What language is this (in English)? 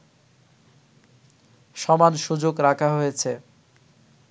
Bangla